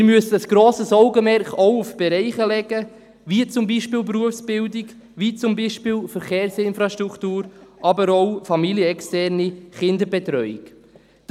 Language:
Swiss German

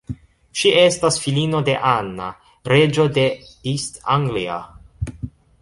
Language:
Esperanto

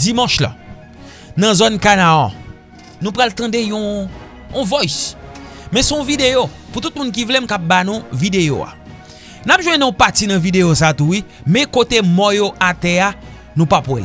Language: French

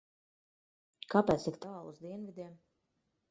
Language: Latvian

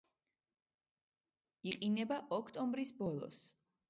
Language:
Georgian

